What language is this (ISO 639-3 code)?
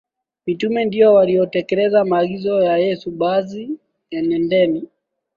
swa